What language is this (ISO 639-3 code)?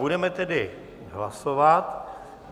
ces